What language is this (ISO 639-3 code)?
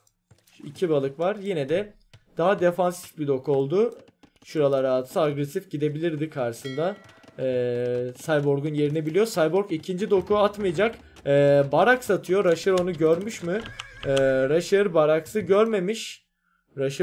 tur